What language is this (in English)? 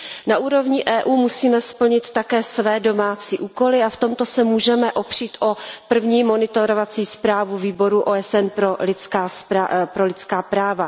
Czech